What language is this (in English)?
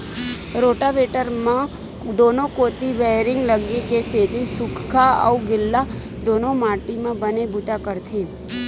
Chhattisgarhi